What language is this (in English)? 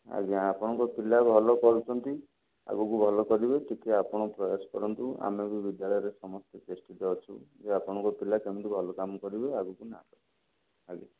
Odia